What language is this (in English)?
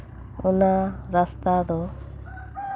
Santali